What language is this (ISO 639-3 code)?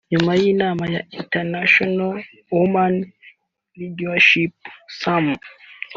kin